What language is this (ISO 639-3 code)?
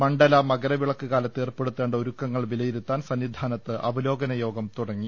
mal